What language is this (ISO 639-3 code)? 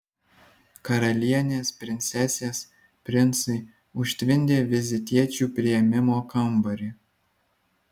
lit